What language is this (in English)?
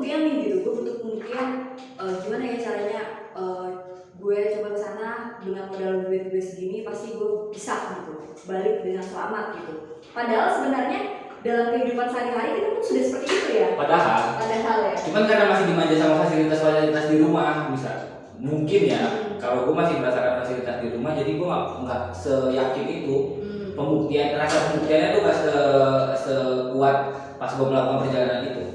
Indonesian